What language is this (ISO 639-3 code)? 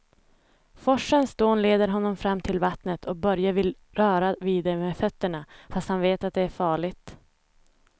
swe